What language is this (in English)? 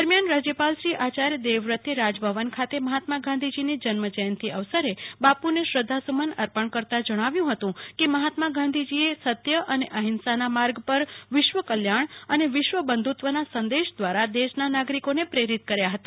Gujarati